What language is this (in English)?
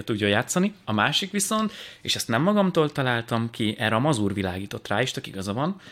Hungarian